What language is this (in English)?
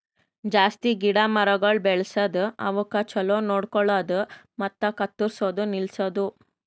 Kannada